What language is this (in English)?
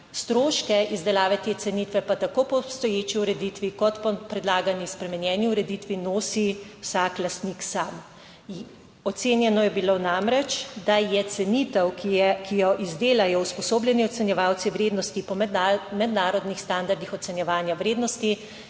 Slovenian